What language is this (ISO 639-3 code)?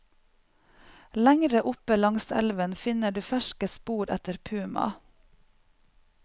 nor